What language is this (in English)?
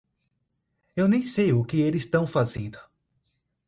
Portuguese